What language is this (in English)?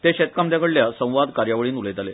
Konkani